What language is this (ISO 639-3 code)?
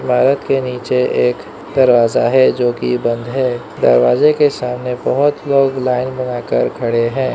hin